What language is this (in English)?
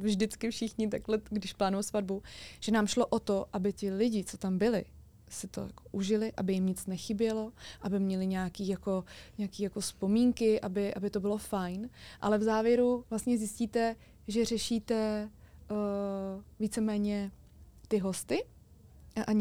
Czech